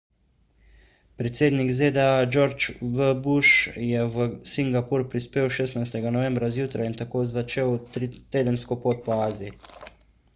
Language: Slovenian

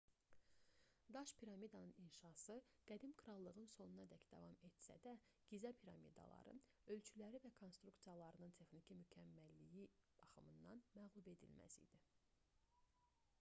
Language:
Azerbaijani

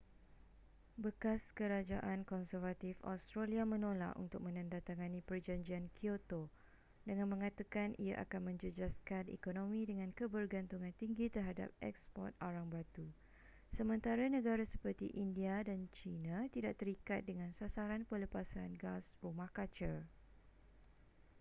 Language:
Malay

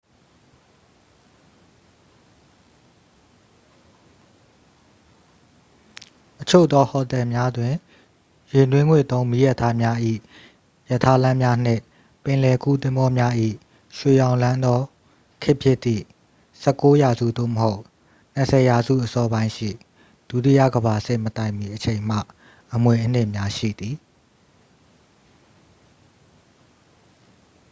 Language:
Burmese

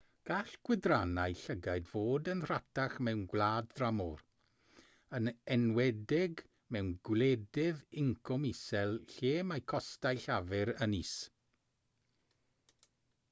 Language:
Welsh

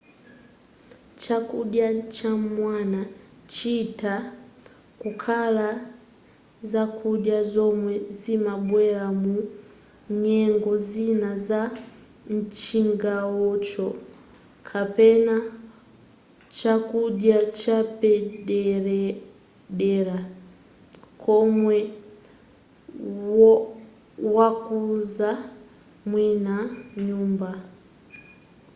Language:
Nyanja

